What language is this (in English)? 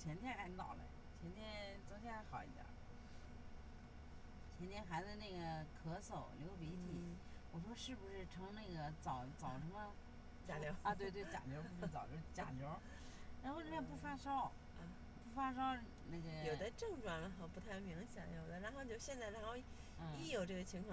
Chinese